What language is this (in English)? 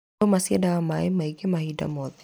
Kikuyu